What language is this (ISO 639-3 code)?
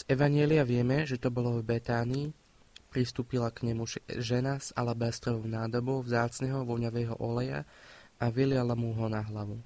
slk